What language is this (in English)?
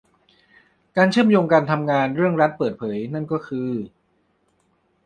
Thai